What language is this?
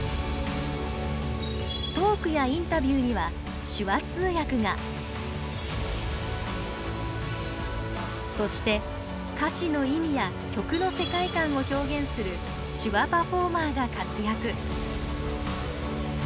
Japanese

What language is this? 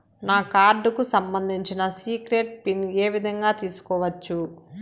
Telugu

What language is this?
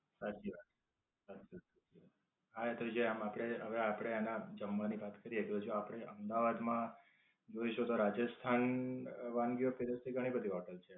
Gujarati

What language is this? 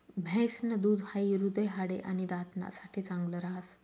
Marathi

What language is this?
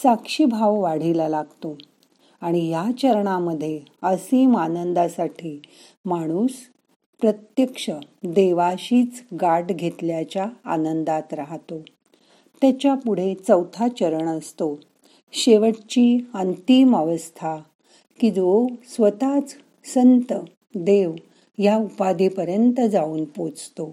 Marathi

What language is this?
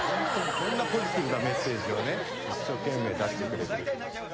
Japanese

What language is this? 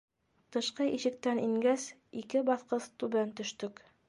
Bashkir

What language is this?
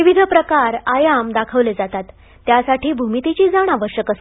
Marathi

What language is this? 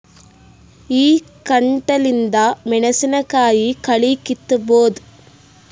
Kannada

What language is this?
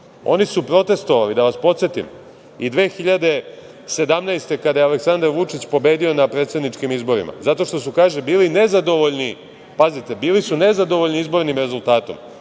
Serbian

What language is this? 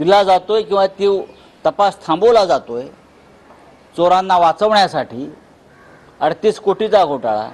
Marathi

